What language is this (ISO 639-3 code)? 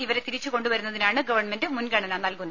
mal